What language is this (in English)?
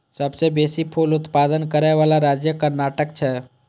Maithili